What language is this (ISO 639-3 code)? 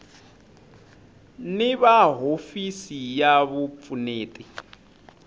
tso